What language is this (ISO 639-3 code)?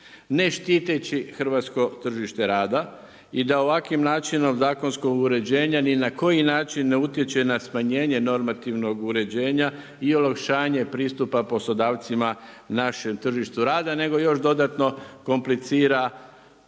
hrv